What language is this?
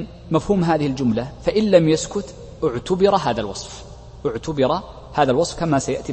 Arabic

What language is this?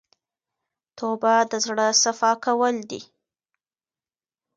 Pashto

